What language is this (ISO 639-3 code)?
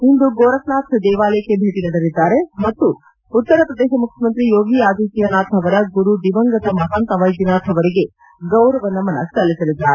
kan